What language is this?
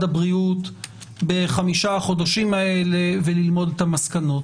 Hebrew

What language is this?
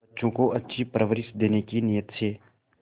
Hindi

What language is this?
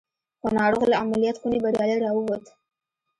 Pashto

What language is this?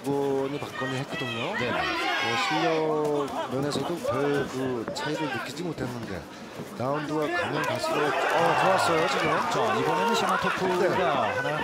Korean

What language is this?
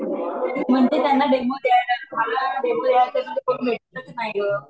Marathi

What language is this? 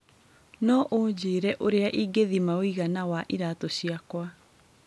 Kikuyu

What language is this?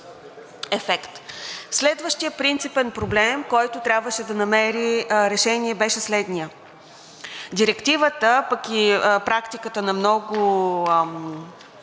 Bulgarian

